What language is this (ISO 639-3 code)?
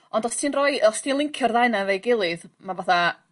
cym